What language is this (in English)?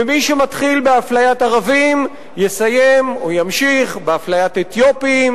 Hebrew